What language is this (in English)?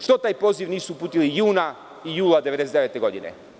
Serbian